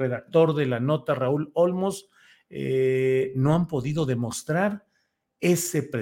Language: Spanish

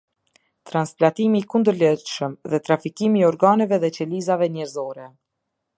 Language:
Albanian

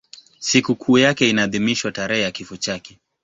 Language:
Swahili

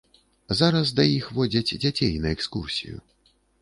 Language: Belarusian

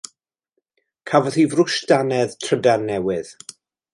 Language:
Welsh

